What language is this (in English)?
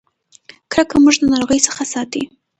Pashto